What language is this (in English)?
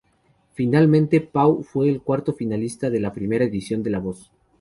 Spanish